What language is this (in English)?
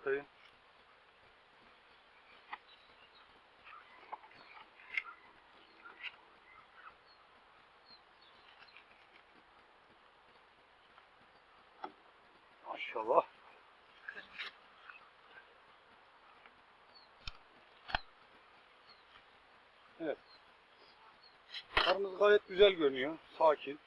Turkish